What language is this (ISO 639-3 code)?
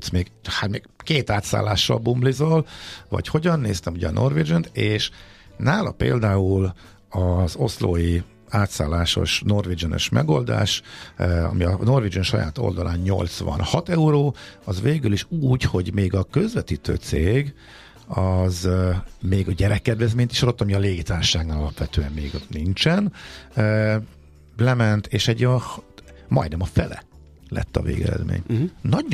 hun